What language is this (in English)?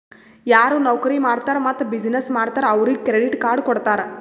Kannada